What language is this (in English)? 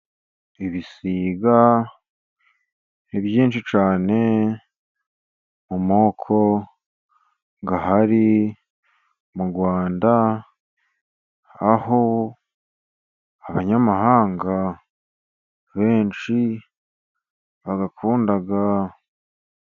Kinyarwanda